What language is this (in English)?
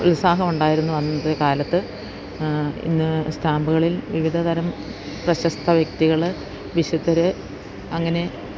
Malayalam